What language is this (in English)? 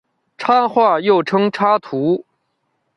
Chinese